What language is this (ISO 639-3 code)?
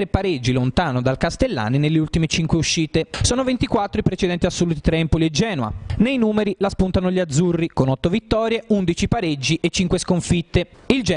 ita